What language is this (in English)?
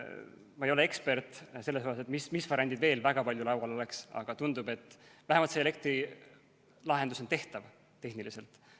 Estonian